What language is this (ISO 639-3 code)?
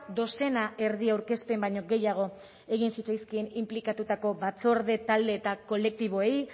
eus